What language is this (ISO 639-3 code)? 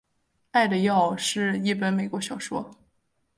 zho